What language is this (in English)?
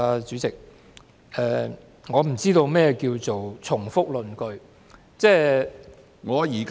Cantonese